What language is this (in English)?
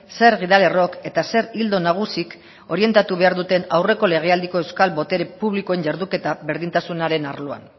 Basque